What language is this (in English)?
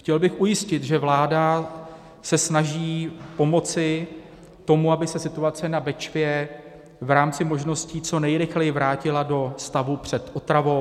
Czech